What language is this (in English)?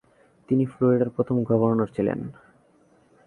Bangla